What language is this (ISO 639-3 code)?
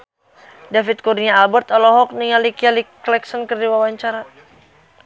sun